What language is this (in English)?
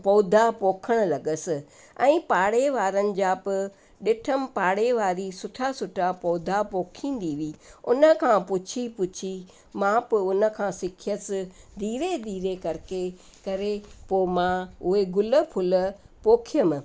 Sindhi